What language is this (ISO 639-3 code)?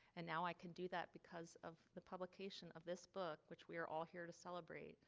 eng